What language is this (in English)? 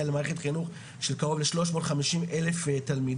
Hebrew